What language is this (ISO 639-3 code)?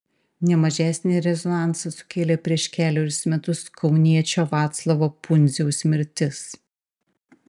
lit